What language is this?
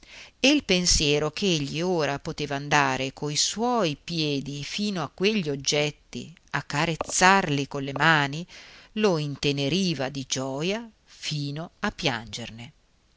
Italian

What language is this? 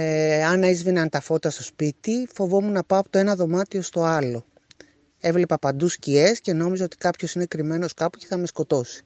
Greek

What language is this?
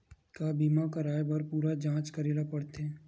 Chhattisgarhi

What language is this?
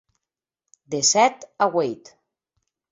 Occitan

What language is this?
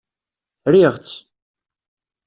Kabyle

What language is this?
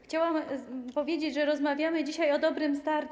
Polish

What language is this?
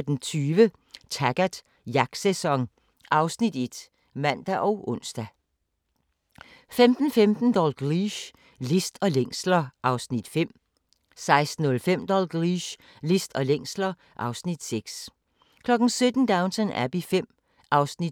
Danish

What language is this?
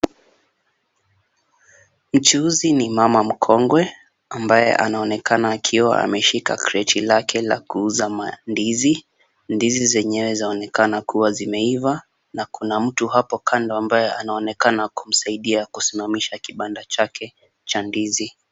Swahili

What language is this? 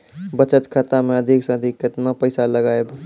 Maithili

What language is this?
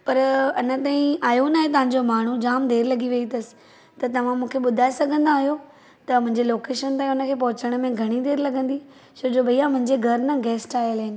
Sindhi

